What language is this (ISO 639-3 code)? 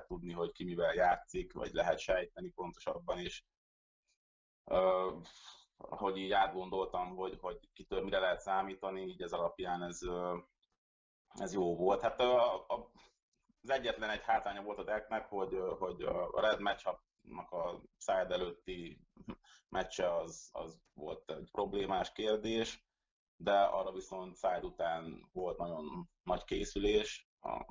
hun